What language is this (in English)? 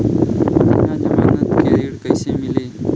Bhojpuri